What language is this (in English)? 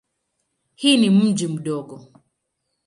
Swahili